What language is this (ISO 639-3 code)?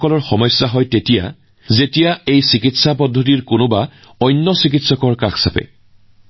asm